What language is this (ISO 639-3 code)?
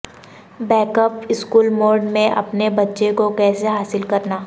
urd